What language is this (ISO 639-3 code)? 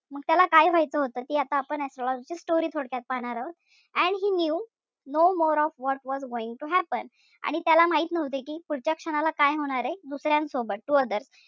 mar